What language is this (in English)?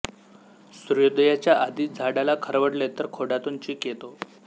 Marathi